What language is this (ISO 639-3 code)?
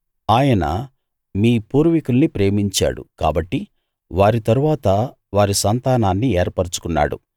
tel